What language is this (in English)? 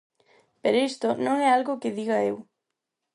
Galician